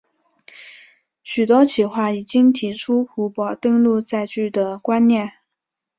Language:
Chinese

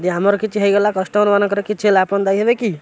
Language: Odia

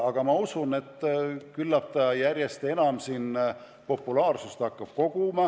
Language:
Estonian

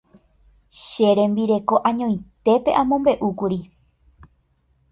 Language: Guarani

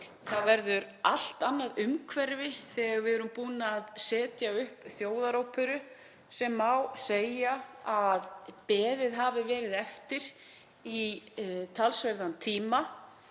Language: Icelandic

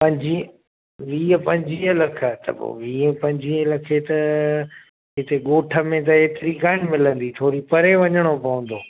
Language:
Sindhi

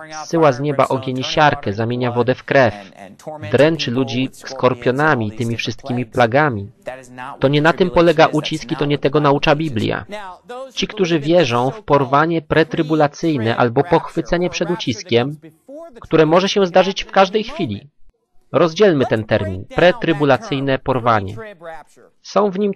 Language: Polish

